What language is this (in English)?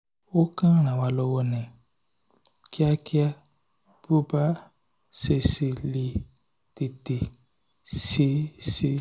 Yoruba